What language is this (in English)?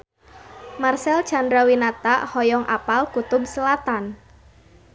Sundanese